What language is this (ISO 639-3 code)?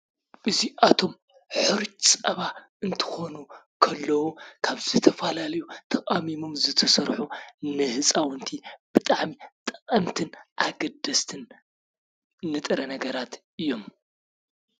tir